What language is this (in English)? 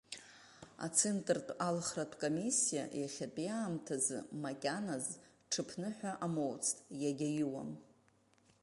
Abkhazian